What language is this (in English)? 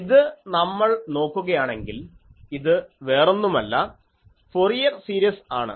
Malayalam